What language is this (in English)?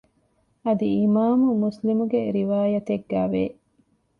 Divehi